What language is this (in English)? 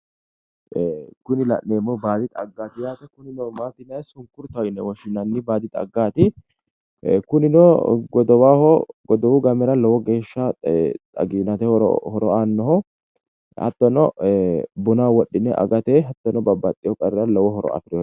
Sidamo